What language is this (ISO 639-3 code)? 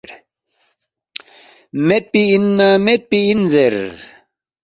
bft